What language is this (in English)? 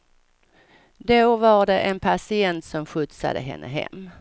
Swedish